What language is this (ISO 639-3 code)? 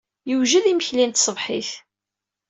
kab